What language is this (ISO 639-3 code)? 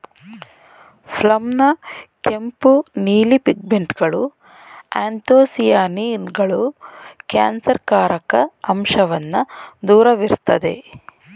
kan